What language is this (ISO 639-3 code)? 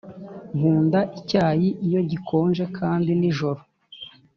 kin